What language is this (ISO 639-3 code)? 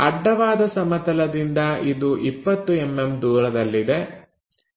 kan